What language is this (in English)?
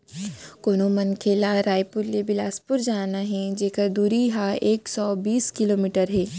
Chhattisgarhi